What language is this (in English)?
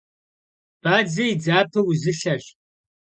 Kabardian